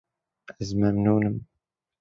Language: Kurdish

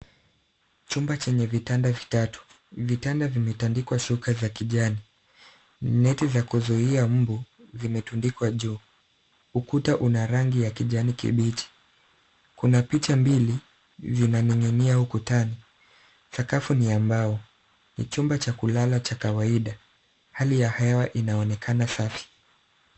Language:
Swahili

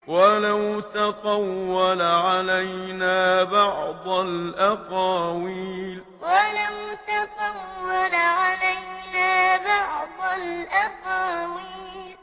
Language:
Arabic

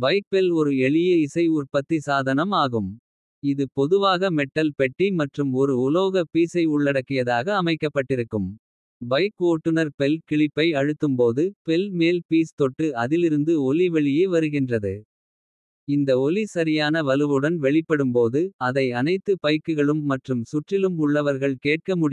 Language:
Kota (India)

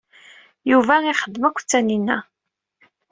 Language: Kabyle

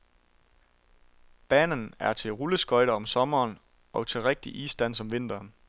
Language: Danish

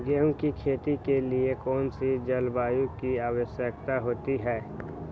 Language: Magahi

